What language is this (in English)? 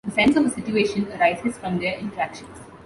English